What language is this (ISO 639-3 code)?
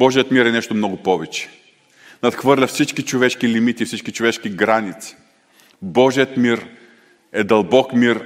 bul